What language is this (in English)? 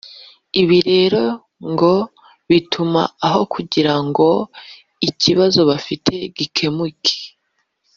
Kinyarwanda